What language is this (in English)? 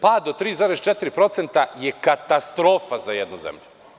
Serbian